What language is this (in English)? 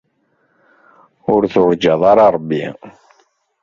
Kabyle